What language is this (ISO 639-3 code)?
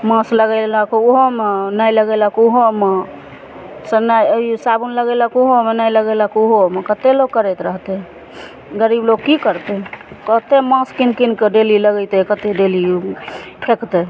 mai